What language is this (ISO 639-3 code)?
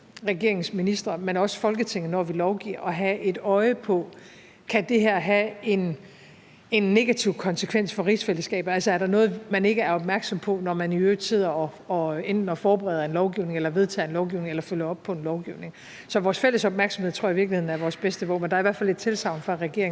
dan